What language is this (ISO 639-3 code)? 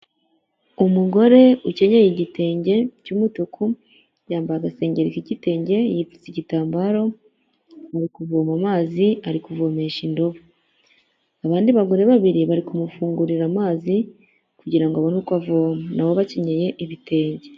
kin